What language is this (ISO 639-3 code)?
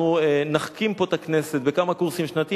heb